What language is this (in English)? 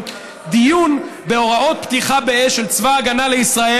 Hebrew